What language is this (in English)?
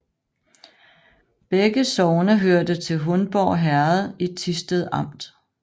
Danish